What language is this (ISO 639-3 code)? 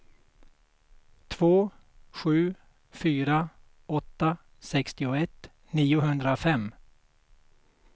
swe